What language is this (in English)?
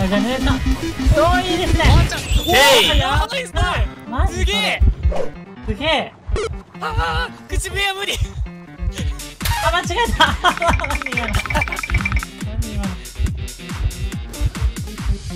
Japanese